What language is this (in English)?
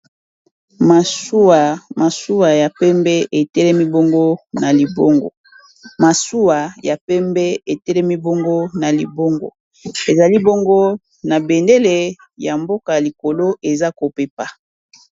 Lingala